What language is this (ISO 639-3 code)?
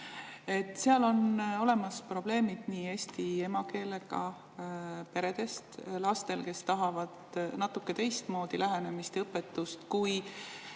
est